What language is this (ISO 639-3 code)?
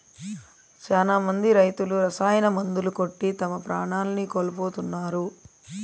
tel